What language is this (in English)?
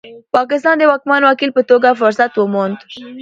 Pashto